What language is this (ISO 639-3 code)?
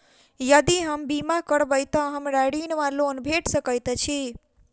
mai